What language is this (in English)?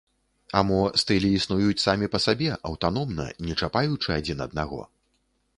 Belarusian